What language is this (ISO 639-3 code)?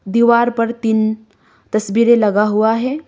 hin